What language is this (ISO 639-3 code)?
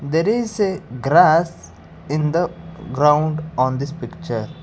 eng